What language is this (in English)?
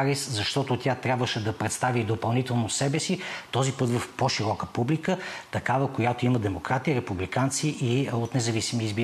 Bulgarian